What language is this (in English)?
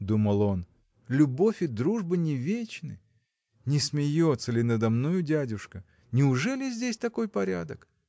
Russian